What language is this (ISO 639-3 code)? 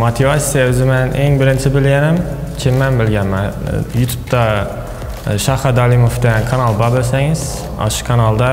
tur